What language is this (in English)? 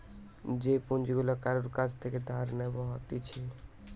Bangla